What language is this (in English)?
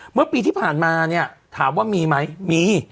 Thai